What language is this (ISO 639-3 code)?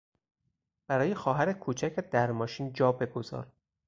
fas